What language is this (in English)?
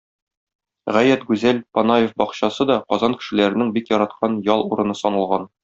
Tatar